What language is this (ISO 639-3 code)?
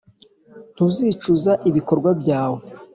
kin